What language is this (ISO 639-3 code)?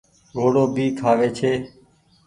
gig